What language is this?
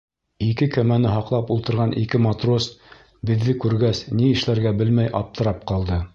Bashkir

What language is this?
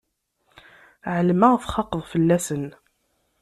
Kabyle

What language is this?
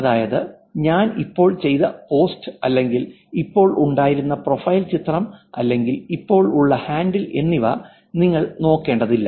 Malayalam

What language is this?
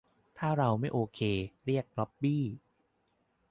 Thai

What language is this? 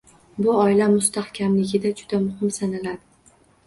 Uzbek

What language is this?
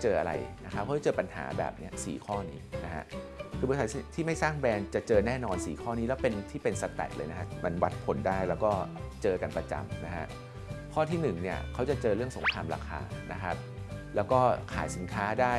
Thai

